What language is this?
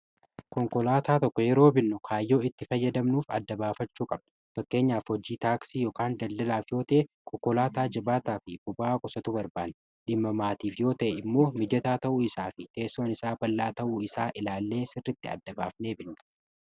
Oromo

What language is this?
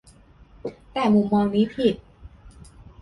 Thai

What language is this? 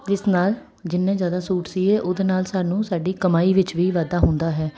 Punjabi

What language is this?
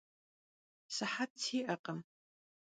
Kabardian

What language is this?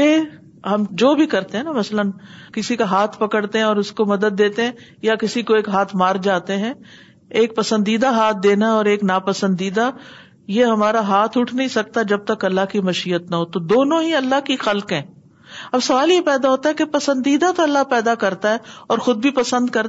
Urdu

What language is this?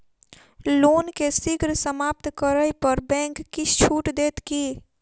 Maithili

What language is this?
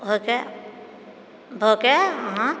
Maithili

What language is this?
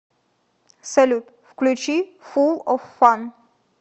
Russian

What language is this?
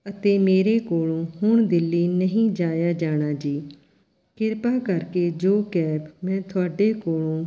Punjabi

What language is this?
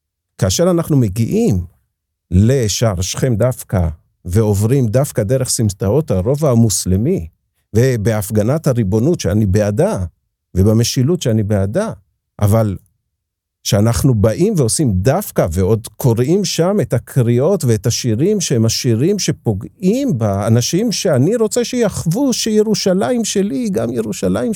Hebrew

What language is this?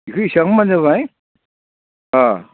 Bodo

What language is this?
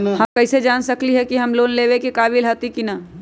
Magahi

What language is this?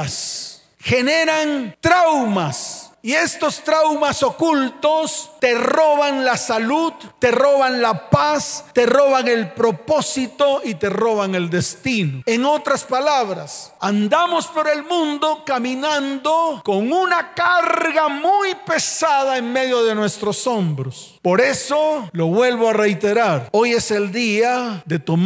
Spanish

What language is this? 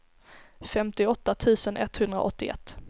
Swedish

